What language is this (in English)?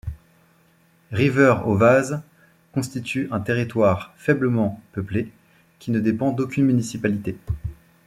French